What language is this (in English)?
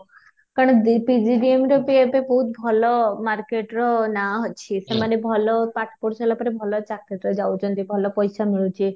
Odia